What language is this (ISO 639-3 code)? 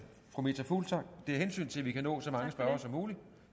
dan